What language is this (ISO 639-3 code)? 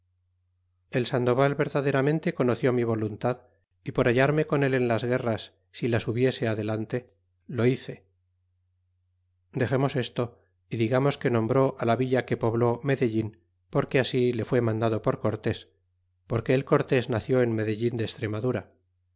spa